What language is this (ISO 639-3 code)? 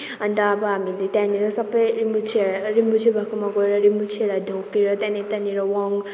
nep